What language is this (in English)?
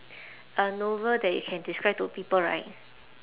English